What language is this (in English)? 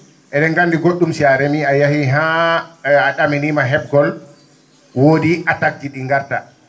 Fula